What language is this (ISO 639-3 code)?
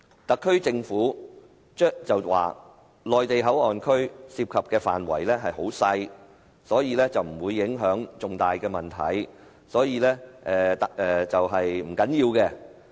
yue